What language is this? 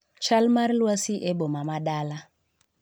Luo (Kenya and Tanzania)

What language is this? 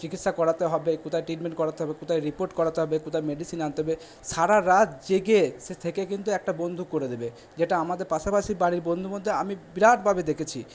Bangla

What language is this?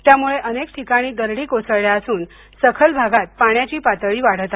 Marathi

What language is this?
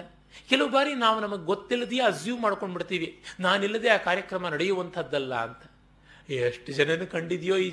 Kannada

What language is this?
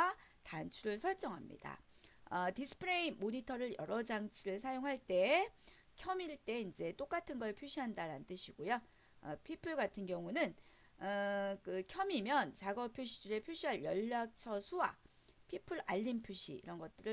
Korean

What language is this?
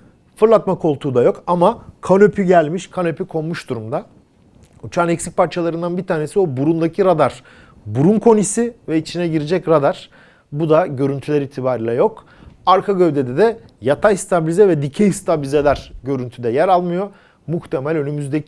Turkish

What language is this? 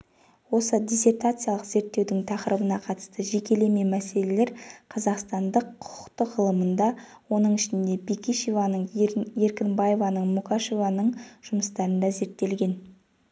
Kazakh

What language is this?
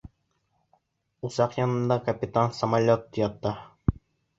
Bashkir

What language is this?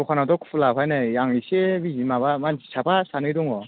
Bodo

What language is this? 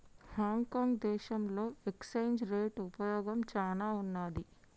Telugu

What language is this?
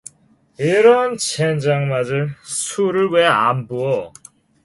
Korean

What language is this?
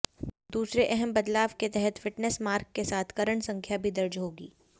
Hindi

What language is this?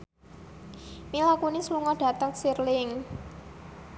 Javanese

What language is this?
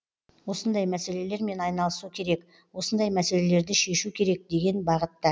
Kazakh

